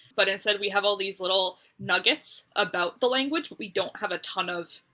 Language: English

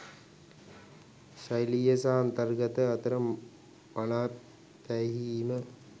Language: Sinhala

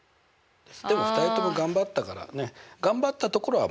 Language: Japanese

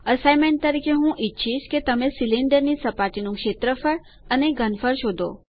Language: Gujarati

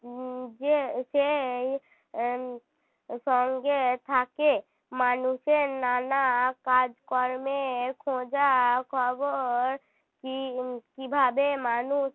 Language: Bangla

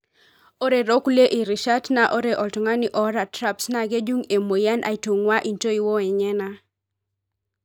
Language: Masai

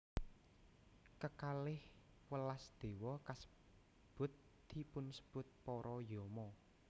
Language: Javanese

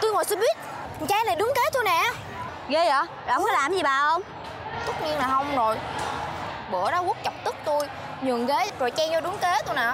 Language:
Vietnamese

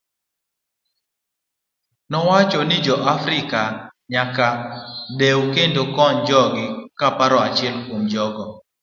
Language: Luo (Kenya and Tanzania)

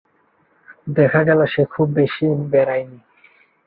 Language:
Bangla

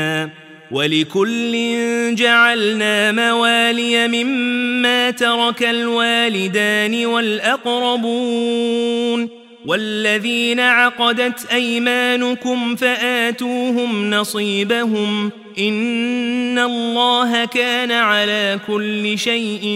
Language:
Arabic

